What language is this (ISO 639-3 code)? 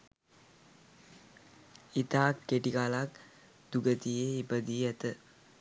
sin